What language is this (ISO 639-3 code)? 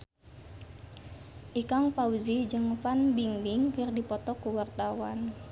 sun